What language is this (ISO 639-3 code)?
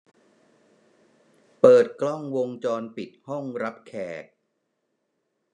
tha